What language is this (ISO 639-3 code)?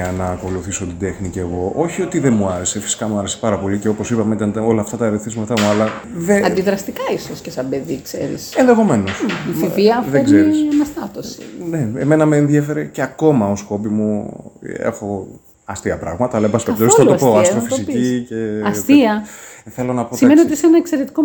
ell